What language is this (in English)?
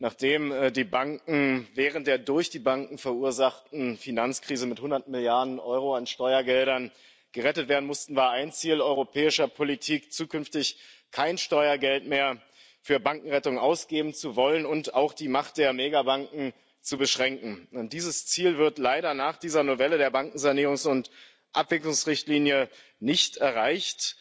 German